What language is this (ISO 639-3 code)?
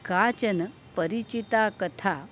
san